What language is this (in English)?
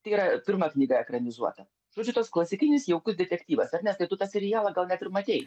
Lithuanian